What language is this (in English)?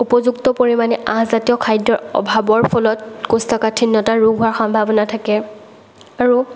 Assamese